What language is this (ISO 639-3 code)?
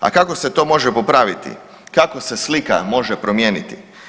hrv